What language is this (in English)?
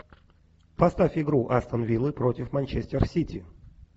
Russian